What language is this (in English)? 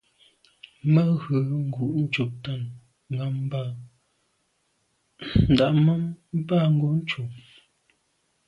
Medumba